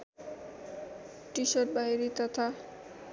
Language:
Nepali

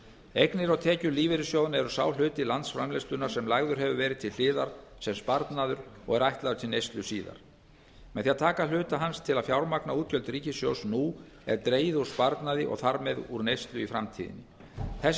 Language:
Icelandic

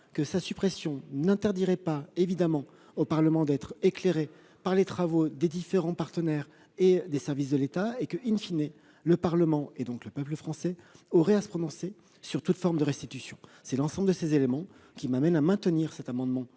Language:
French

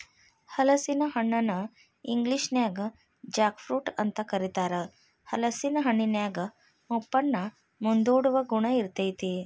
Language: Kannada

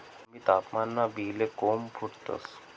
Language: Marathi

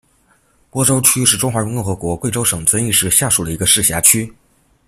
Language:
Chinese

